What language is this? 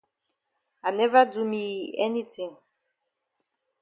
Cameroon Pidgin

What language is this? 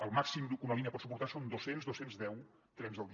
Catalan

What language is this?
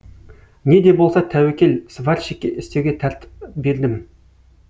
Kazakh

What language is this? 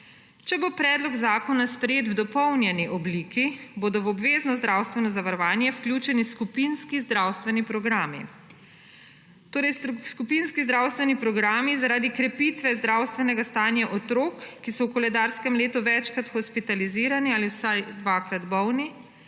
Slovenian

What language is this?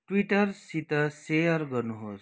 Nepali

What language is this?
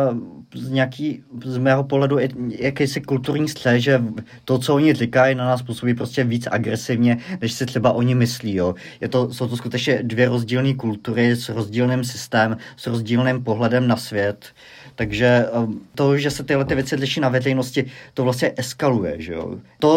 Czech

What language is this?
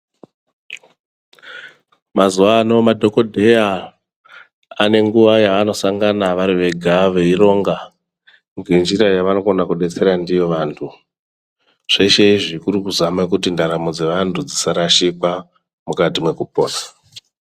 Ndau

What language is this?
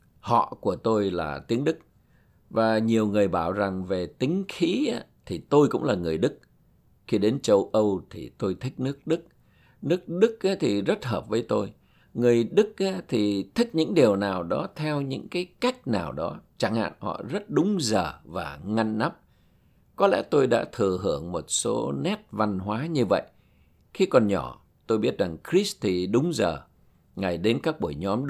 Vietnamese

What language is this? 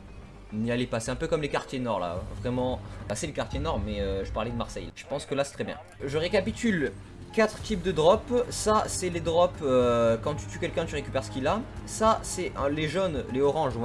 French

